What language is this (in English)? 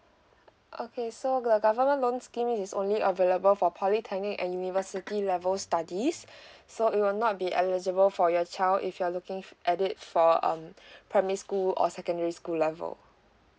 English